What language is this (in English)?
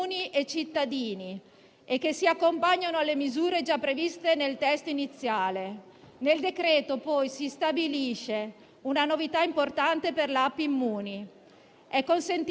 Italian